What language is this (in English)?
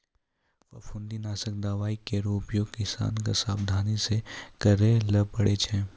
Maithili